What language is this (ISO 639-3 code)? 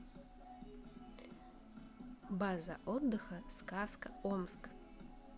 rus